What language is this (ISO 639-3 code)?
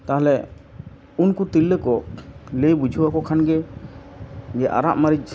sat